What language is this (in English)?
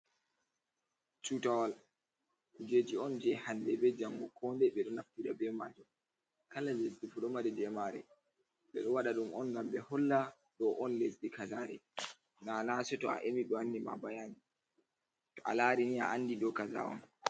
Fula